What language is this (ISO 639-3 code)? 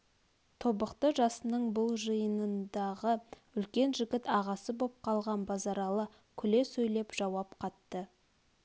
kaz